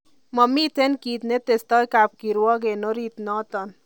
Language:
Kalenjin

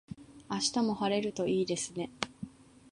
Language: Japanese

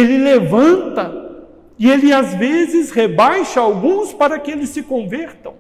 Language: Portuguese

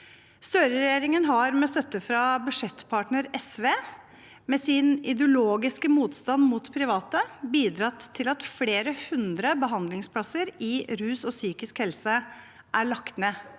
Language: Norwegian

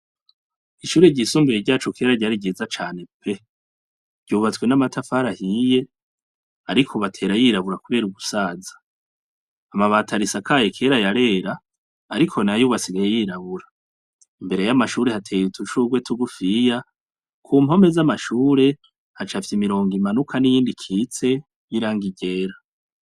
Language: Rundi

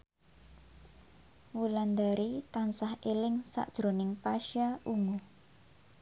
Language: Javanese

